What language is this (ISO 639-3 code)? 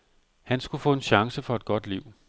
dan